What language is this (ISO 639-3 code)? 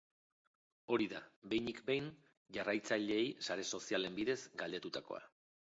eus